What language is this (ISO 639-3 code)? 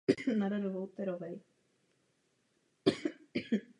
ces